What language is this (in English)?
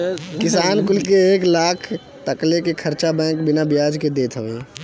Bhojpuri